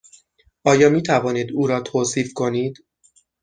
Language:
Persian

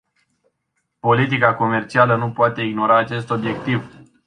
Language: Romanian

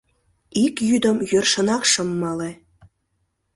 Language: Mari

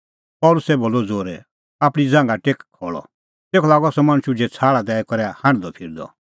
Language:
Kullu Pahari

